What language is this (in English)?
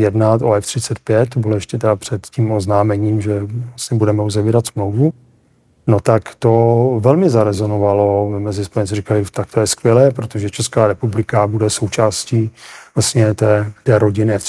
Czech